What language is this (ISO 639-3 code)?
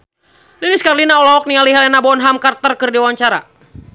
sun